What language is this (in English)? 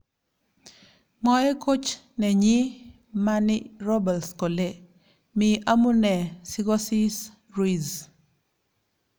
Kalenjin